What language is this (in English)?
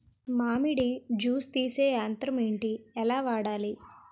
Telugu